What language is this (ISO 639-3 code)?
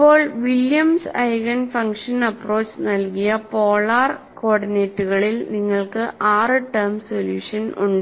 mal